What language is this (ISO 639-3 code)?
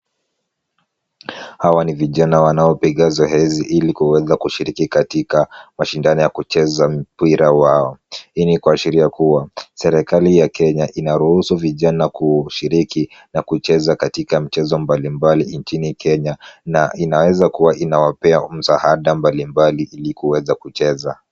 swa